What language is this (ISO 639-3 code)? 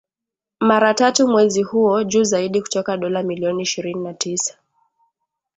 swa